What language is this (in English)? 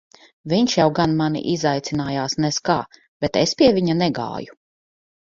Latvian